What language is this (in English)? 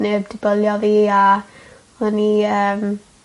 Welsh